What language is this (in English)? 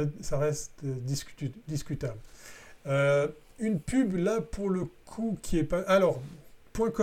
French